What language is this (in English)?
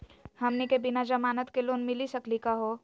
Magahi